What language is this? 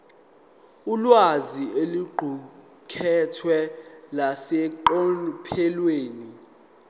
Zulu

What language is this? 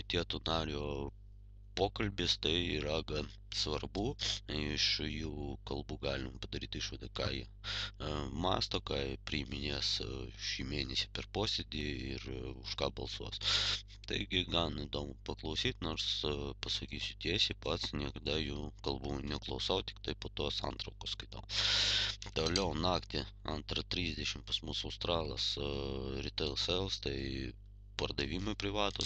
Lithuanian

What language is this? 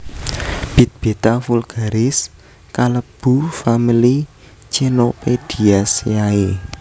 Javanese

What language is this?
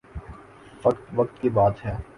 Urdu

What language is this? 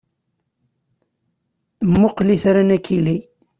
Kabyle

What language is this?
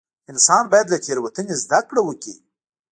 Pashto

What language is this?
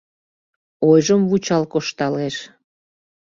Mari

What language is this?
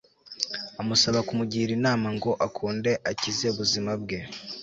Kinyarwanda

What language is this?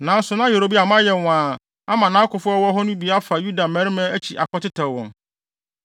Akan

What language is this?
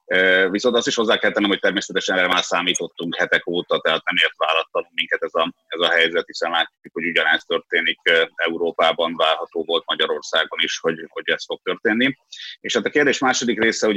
Hungarian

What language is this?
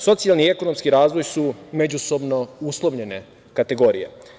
Serbian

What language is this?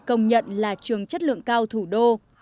Vietnamese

